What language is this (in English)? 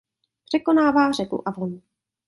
Czech